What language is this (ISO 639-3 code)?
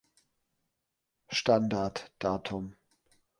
deu